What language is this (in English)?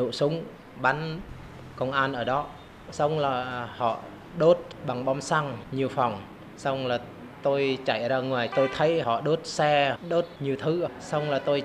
Vietnamese